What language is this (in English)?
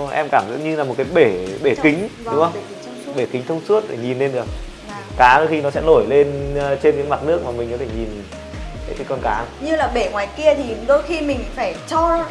Vietnamese